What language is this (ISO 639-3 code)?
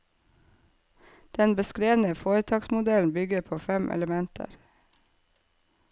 nor